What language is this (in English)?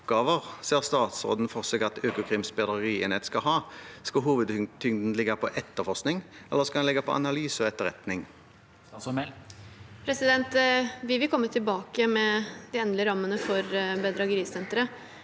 Norwegian